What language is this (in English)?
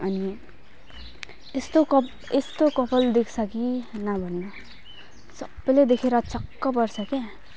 Nepali